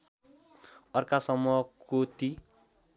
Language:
Nepali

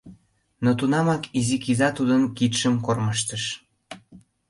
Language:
Mari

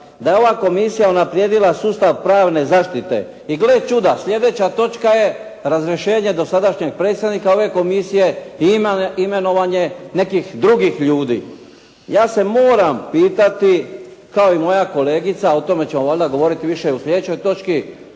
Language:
Croatian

